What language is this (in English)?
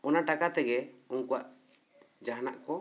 Santali